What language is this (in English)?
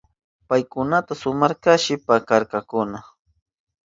Southern Pastaza Quechua